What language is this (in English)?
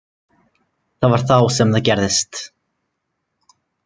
Icelandic